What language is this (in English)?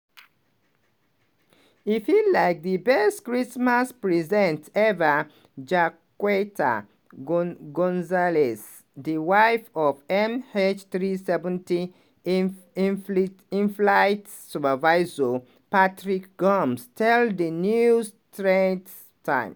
Nigerian Pidgin